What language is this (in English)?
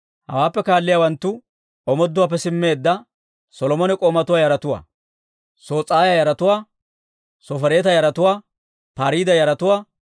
Dawro